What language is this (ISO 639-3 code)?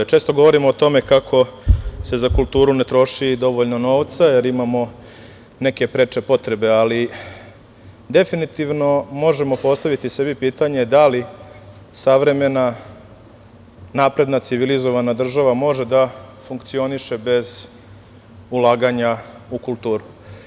srp